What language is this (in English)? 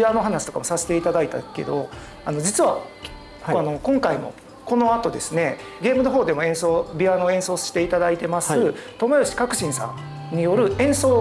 Japanese